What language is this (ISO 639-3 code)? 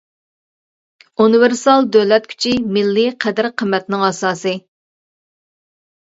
uig